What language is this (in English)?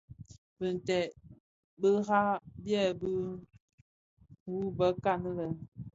Bafia